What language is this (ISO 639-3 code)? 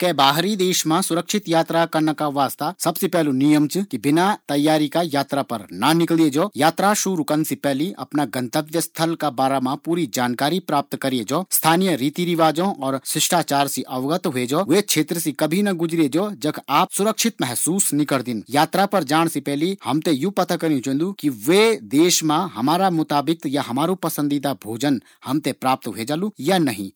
gbm